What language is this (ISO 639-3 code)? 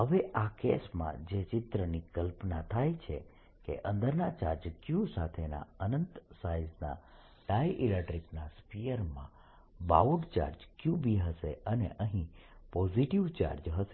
guj